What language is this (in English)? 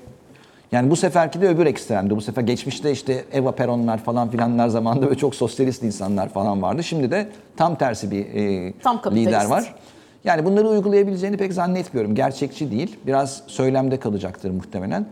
Turkish